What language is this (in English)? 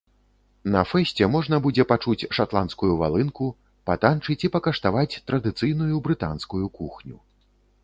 Belarusian